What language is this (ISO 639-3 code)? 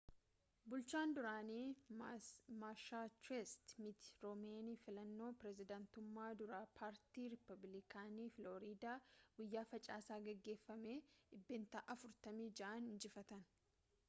orm